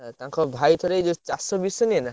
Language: Odia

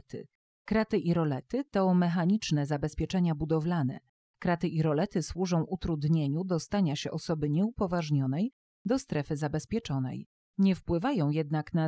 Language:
Polish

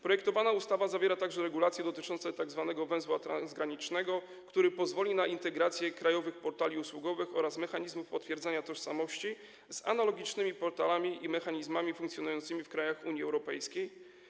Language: Polish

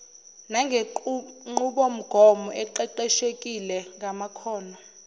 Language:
Zulu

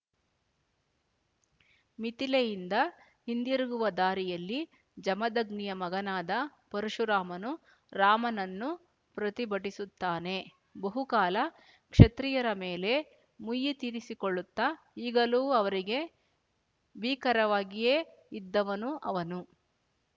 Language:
Kannada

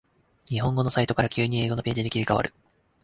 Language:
Japanese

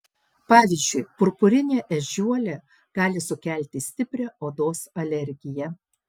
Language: Lithuanian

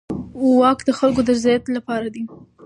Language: Pashto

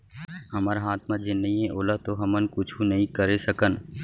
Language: Chhattisgarhi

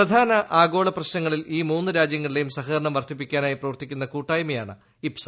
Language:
Malayalam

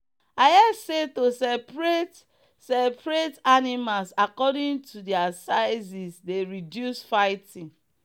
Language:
Nigerian Pidgin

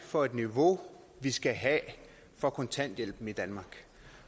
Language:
Danish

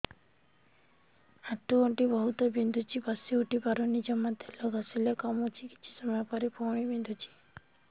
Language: Odia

